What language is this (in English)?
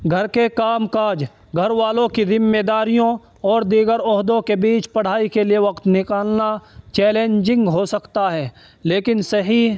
Urdu